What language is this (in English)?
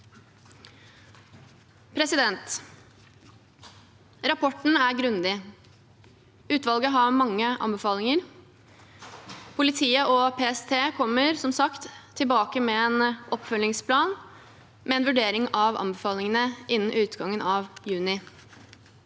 Norwegian